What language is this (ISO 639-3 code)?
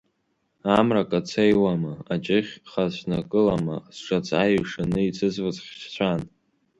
abk